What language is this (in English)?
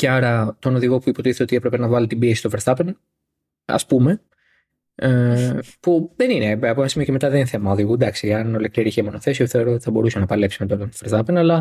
Greek